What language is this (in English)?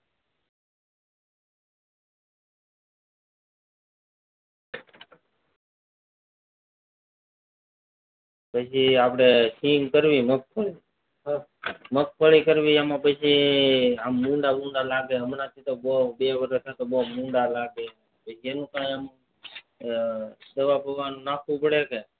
Gujarati